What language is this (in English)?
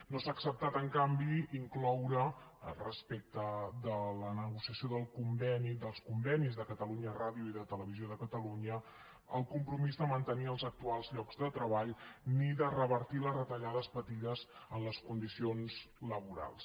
Catalan